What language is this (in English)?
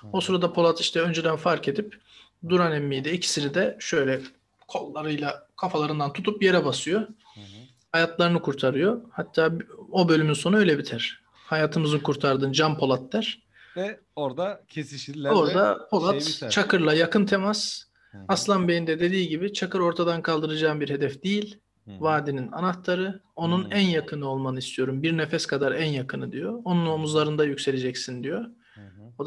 Turkish